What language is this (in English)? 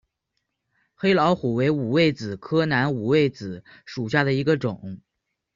Chinese